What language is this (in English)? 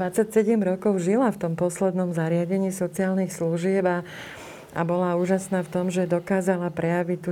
Slovak